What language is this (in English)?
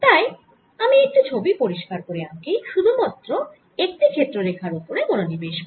Bangla